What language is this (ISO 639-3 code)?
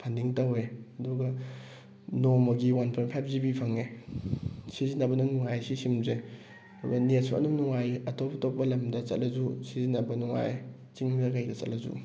mni